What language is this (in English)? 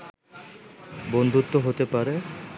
Bangla